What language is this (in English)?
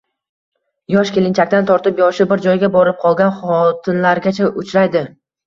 Uzbek